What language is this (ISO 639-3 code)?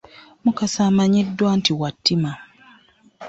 lug